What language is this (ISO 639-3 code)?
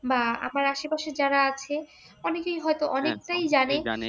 ben